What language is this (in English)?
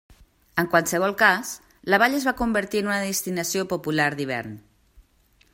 Catalan